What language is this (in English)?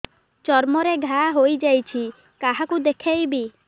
Odia